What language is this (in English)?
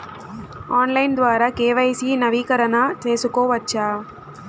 Telugu